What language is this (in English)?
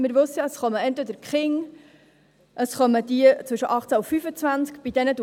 Swiss German